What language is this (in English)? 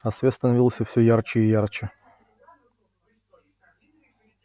Russian